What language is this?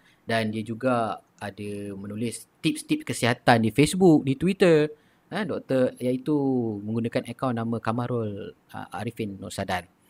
Malay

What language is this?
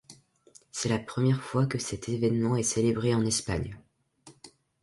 French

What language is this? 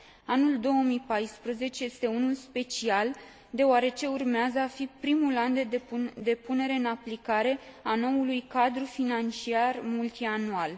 Romanian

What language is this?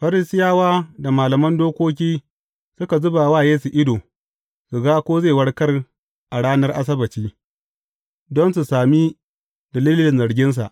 Hausa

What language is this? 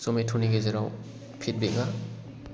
Bodo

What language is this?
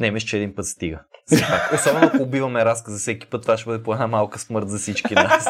Bulgarian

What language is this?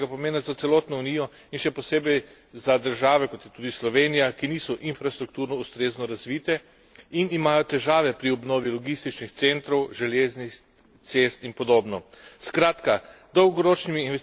Slovenian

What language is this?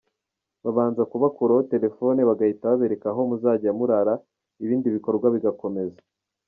Kinyarwanda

